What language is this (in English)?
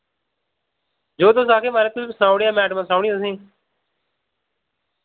Dogri